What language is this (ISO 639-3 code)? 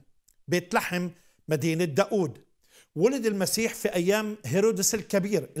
ara